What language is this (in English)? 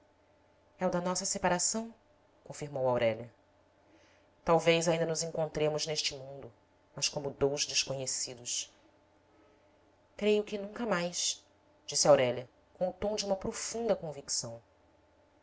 Portuguese